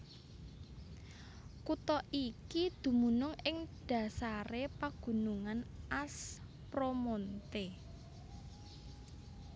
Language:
Javanese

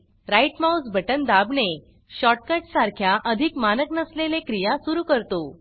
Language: Marathi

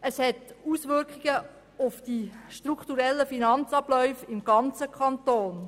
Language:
Swiss German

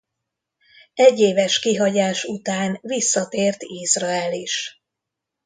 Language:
Hungarian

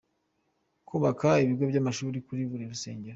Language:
Kinyarwanda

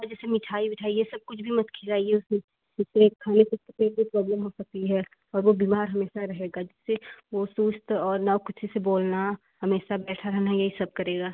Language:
Hindi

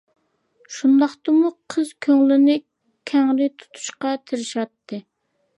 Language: Uyghur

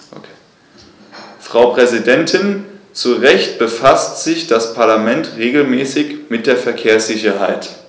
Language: German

